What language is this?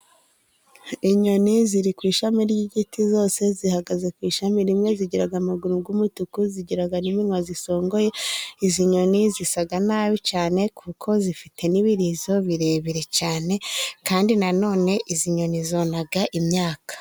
Kinyarwanda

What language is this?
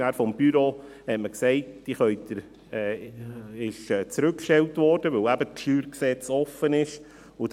Swiss German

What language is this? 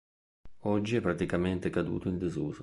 Italian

